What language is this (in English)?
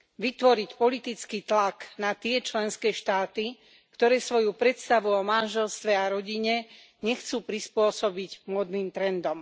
Slovak